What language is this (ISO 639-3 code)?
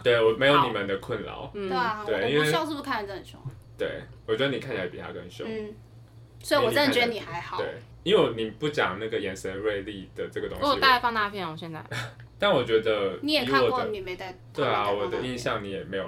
zho